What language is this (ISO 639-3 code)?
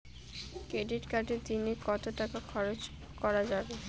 ben